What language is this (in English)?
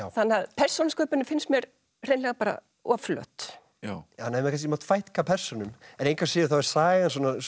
Icelandic